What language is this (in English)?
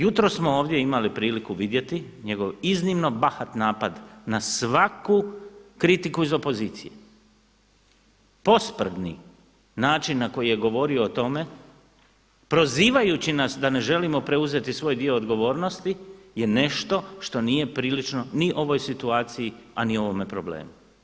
Croatian